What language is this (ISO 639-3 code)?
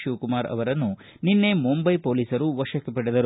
kan